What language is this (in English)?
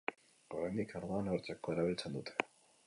Basque